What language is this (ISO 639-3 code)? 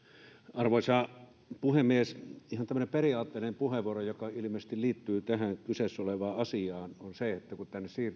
fin